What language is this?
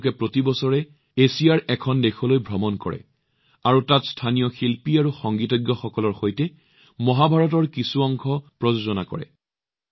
Assamese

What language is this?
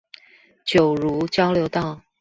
Chinese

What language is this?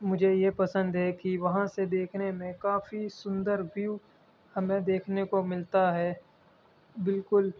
Urdu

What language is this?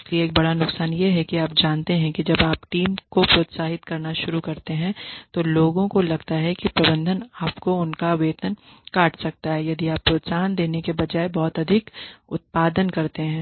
Hindi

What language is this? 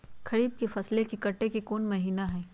Magahi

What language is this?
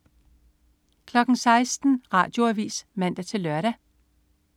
Danish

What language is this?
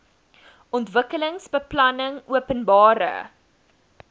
Afrikaans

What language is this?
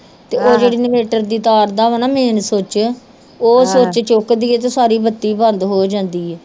Punjabi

